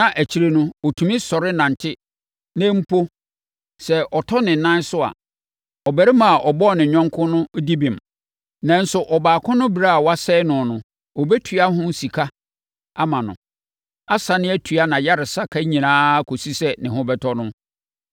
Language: Akan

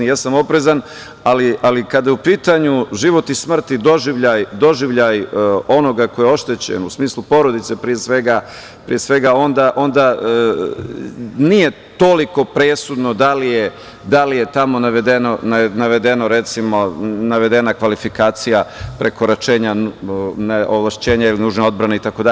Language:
Serbian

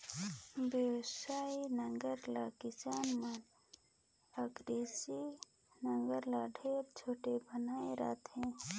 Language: Chhattisgarhi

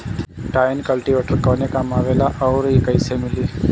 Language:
Bhojpuri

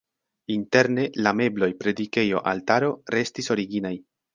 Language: Esperanto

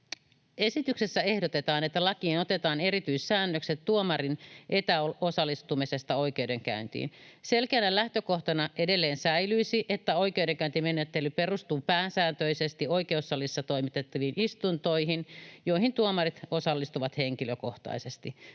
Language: Finnish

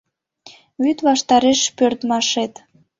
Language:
Mari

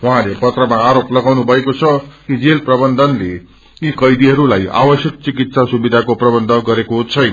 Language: Nepali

